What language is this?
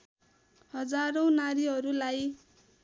Nepali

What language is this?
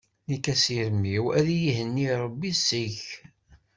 Kabyle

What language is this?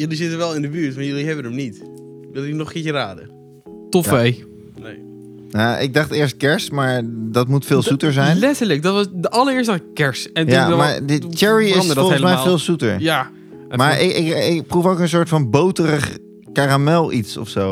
Dutch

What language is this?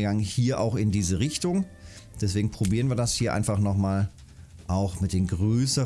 German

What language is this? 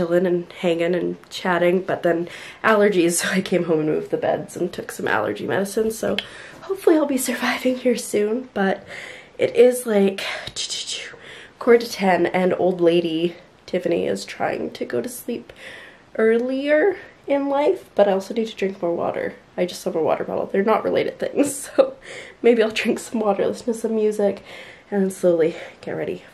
English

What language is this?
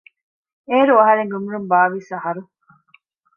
Divehi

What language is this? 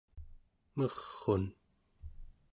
Central Yupik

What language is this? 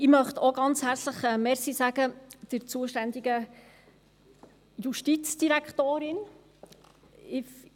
Swiss German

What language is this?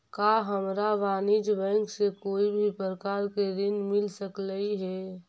Magahi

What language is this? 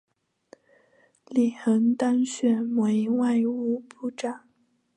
Chinese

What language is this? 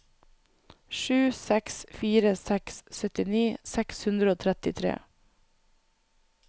Norwegian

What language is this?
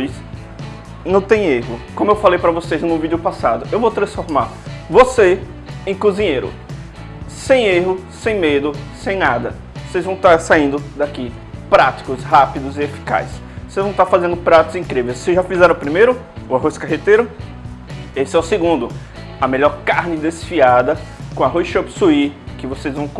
Portuguese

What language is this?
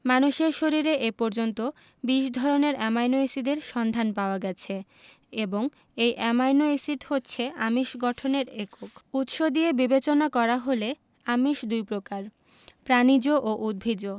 Bangla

